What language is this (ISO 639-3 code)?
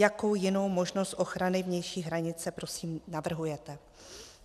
ces